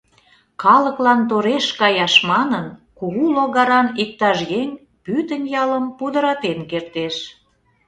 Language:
Mari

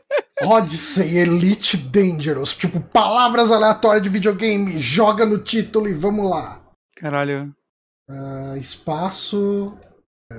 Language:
Portuguese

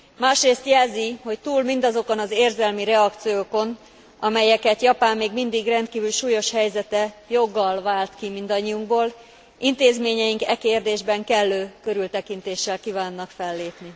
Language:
Hungarian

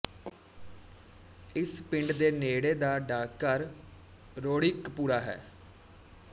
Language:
Punjabi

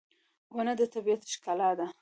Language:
Pashto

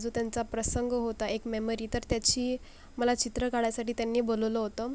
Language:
Marathi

